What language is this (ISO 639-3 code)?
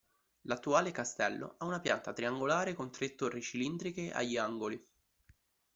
ita